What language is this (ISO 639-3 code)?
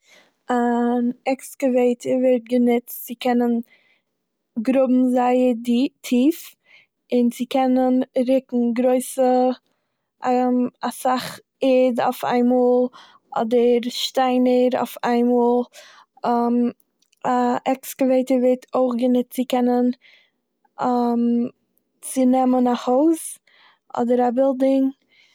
yid